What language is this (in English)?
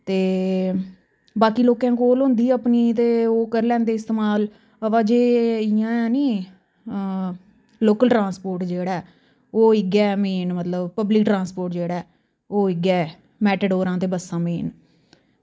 Dogri